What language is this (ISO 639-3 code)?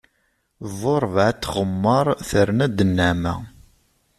kab